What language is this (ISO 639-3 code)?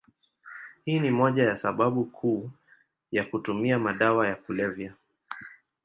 swa